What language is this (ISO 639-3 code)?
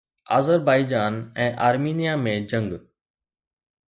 snd